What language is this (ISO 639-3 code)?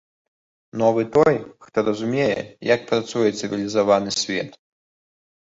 bel